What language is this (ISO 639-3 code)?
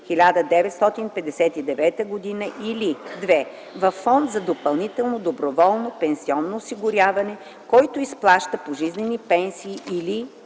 bul